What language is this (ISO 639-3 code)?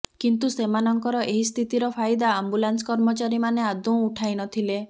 ori